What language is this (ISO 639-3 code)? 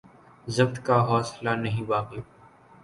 urd